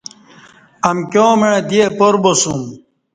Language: Kati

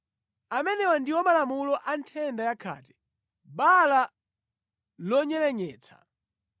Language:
Nyanja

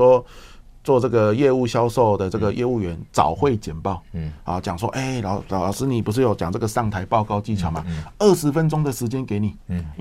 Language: Chinese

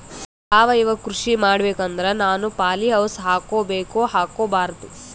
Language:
Kannada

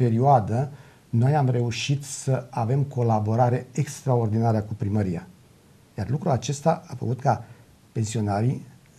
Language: Romanian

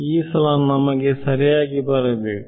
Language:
Kannada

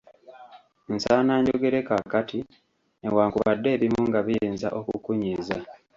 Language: Ganda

